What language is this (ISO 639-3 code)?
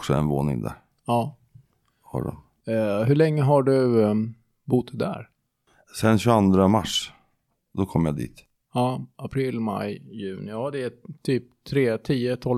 swe